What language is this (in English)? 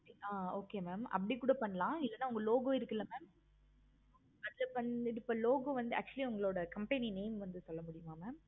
Tamil